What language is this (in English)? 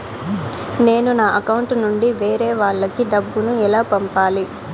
Telugu